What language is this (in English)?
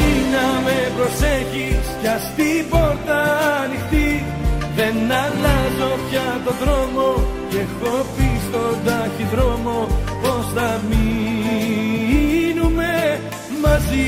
Greek